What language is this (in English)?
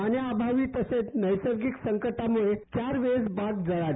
Marathi